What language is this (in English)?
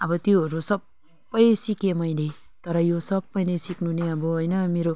Nepali